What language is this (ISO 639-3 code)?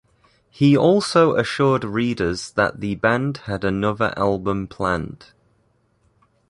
eng